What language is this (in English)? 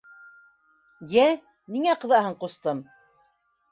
Bashkir